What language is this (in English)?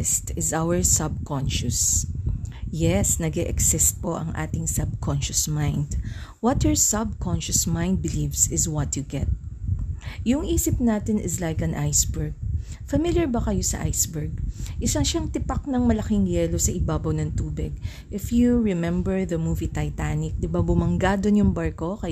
Filipino